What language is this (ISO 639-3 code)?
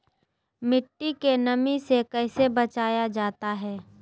mag